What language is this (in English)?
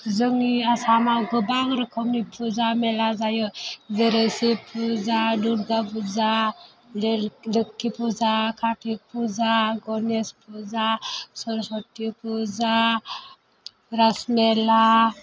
Bodo